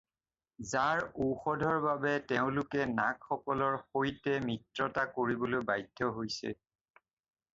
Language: Assamese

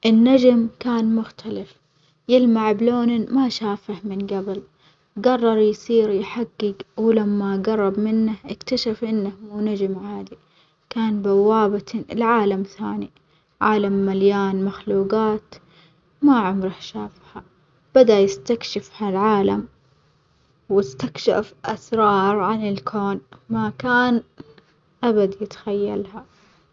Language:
Omani Arabic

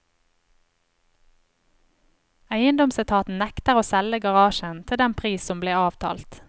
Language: Norwegian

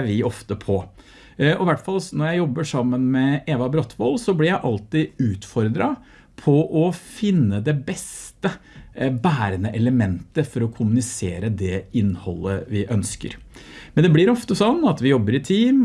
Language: Norwegian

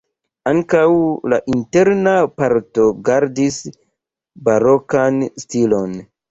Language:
Esperanto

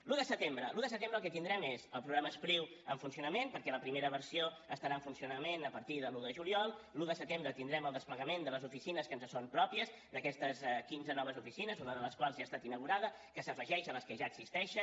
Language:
Catalan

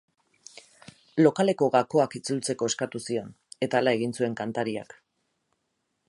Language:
Basque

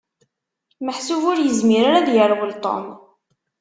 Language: Kabyle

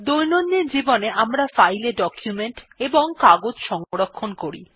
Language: Bangla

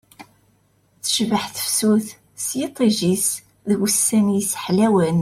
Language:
Kabyle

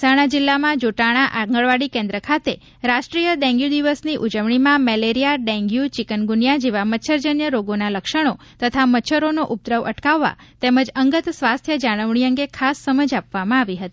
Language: Gujarati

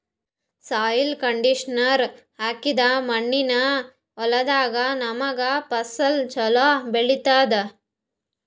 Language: Kannada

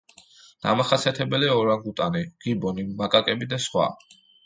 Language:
Georgian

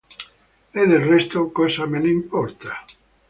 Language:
Italian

